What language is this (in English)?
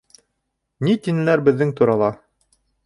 Bashkir